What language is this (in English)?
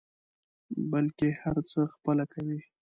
Pashto